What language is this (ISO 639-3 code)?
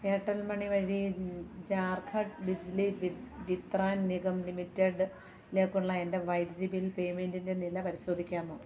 mal